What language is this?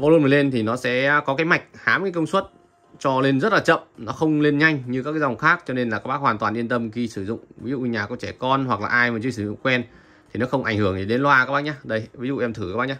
Vietnamese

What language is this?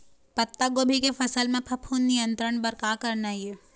Chhattisgarhi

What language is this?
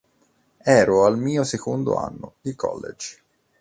Italian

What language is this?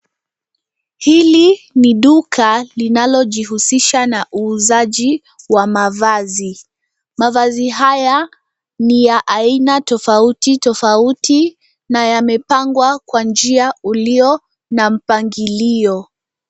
Swahili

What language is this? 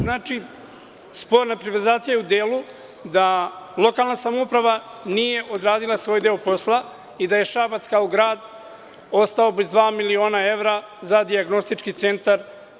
Serbian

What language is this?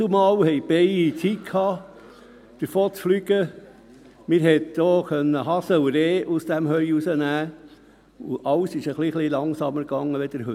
Swiss German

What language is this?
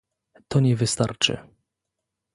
Polish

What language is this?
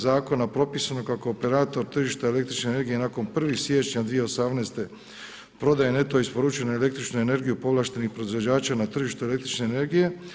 Croatian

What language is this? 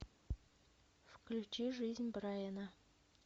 Russian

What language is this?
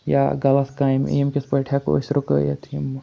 Kashmiri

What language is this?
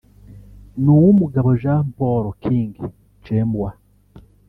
Kinyarwanda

